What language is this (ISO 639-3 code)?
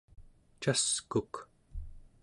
esu